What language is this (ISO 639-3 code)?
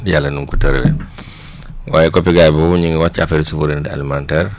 wol